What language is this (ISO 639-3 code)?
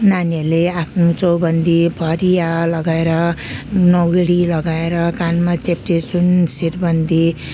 nep